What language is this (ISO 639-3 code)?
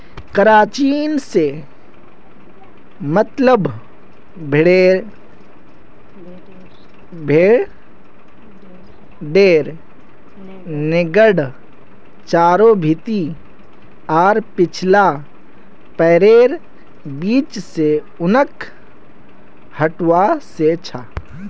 mag